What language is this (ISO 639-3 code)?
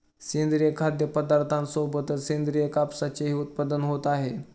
mar